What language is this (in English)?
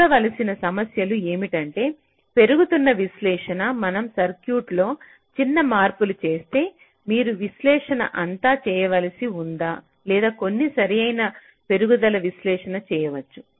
Telugu